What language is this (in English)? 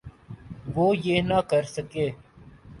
Urdu